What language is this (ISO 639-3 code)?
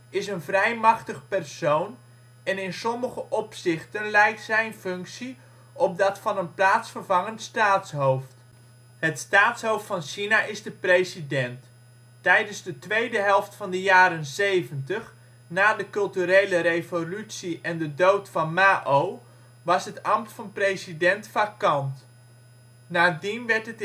nld